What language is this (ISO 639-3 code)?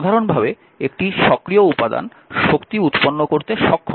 ben